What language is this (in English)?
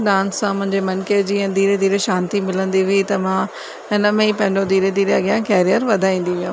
Sindhi